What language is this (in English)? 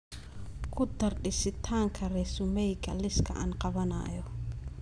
Somali